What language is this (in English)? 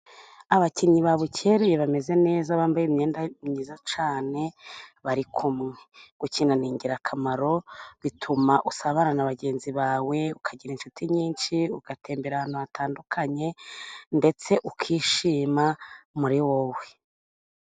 Kinyarwanda